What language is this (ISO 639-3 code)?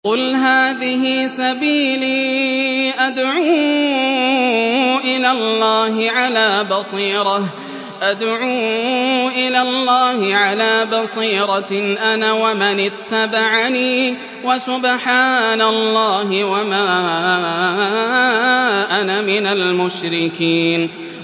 ara